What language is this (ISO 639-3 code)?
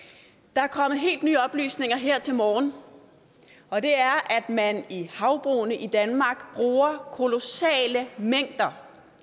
dan